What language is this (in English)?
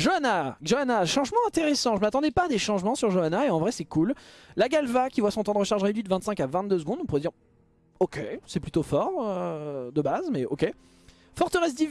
French